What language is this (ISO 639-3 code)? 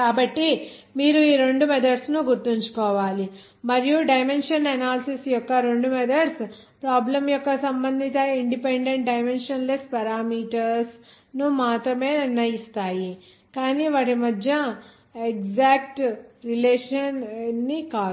tel